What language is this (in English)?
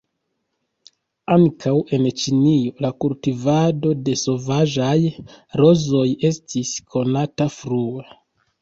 Esperanto